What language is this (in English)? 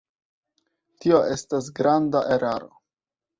Esperanto